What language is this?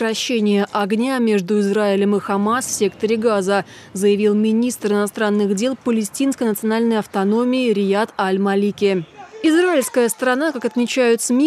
Russian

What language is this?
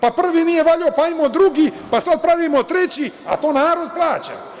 Serbian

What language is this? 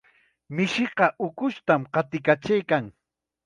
Chiquián Ancash Quechua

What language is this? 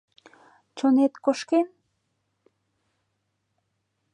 Mari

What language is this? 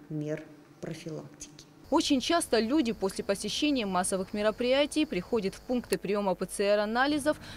Russian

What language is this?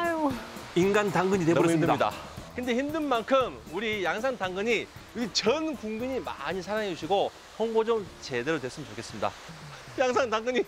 Korean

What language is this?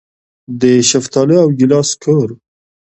Pashto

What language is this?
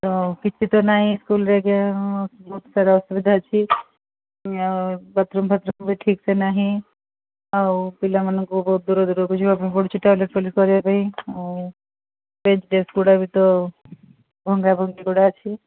Odia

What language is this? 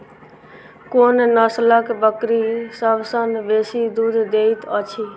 Maithili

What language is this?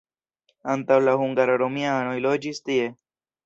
Esperanto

